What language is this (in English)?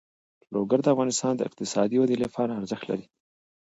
Pashto